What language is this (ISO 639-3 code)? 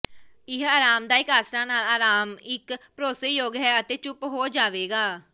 pan